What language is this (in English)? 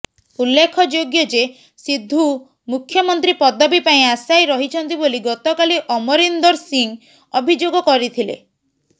Odia